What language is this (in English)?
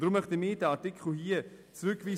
Swiss German